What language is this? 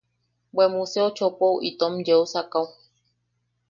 Yaqui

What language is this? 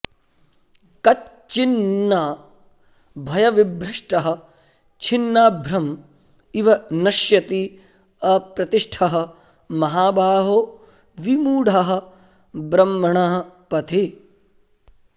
Sanskrit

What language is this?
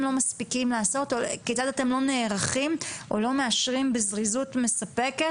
Hebrew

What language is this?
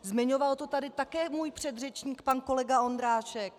Czech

